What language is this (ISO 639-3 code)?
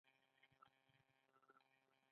pus